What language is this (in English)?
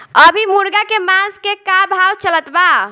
Bhojpuri